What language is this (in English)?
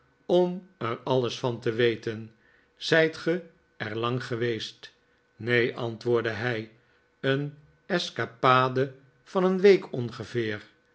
Dutch